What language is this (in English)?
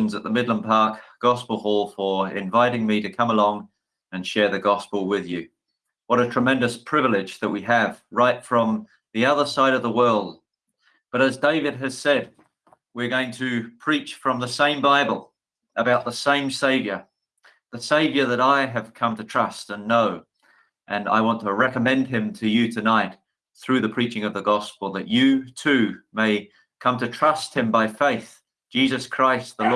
English